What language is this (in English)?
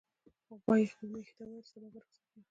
Pashto